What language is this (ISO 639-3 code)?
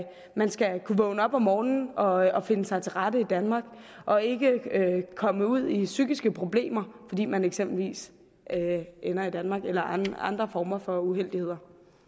dan